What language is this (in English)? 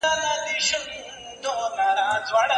Pashto